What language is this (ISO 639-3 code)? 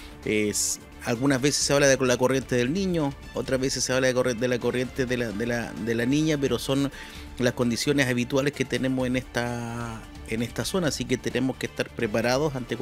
spa